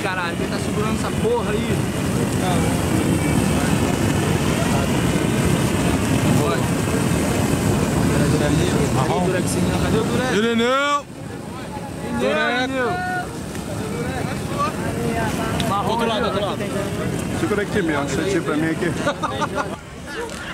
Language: Portuguese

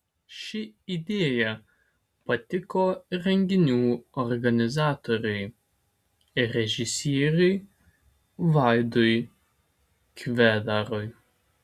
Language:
Lithuanian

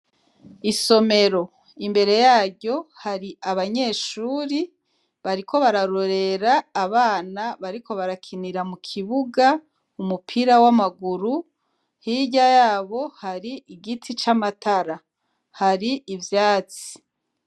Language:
Rundi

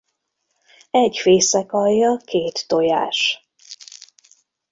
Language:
Hungarian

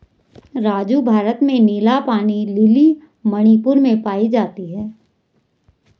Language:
Hindi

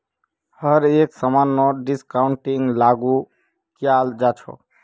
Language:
Magahi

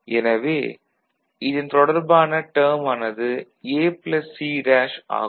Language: Tamil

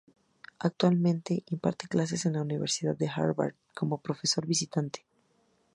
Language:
Spanish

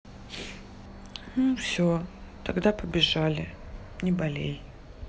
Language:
Russian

